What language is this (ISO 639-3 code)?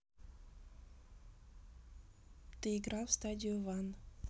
rus